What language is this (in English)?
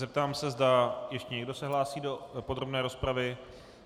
Czech